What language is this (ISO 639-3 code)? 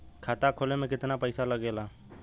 bho